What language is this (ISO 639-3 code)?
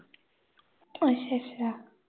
pan